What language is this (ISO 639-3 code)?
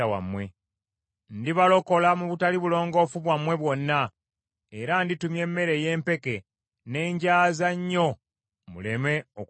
lug